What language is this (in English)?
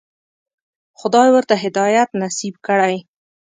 Pashto